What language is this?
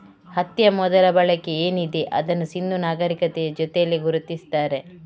Kannada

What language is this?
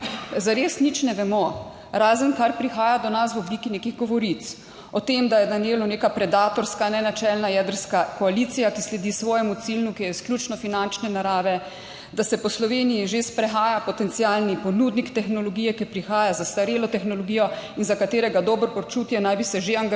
Slovenian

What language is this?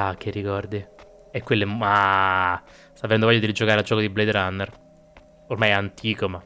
Italian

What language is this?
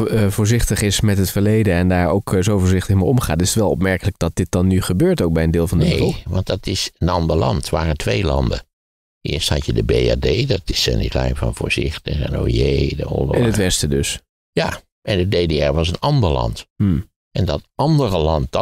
Dutch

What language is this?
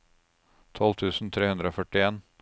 Norwegian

